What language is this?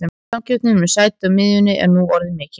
Icelandic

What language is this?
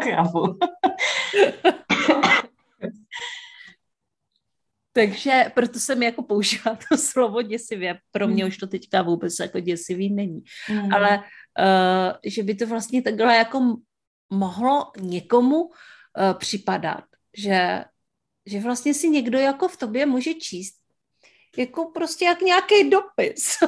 Czech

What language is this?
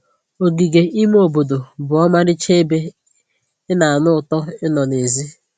Igbo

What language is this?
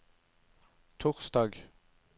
Norwegian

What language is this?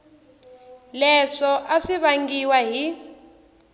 Tsonga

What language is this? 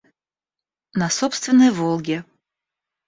Russian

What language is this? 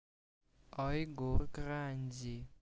Russian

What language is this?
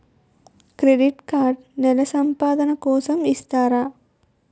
Telugu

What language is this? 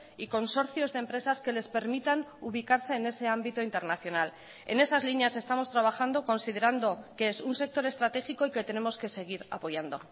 Spanish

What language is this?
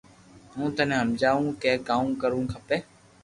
Loarki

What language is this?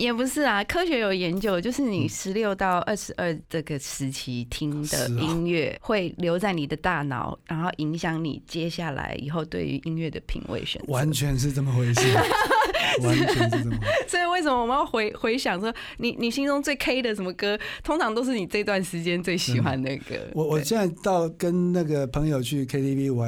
Chinese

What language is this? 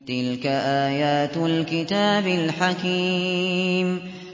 Arabic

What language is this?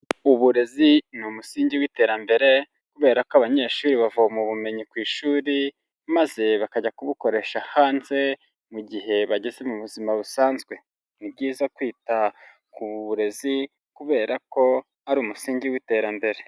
Kinyarwanda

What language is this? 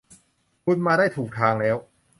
Thai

